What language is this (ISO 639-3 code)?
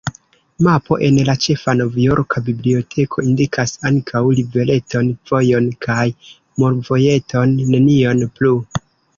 epo